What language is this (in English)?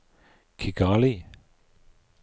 Norwegian